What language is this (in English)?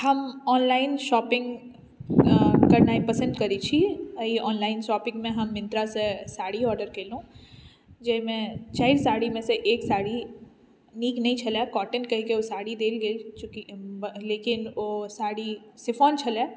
Maithili